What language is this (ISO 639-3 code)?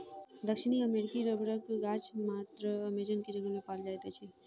mai